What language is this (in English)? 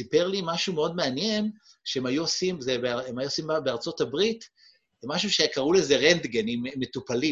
Hebrew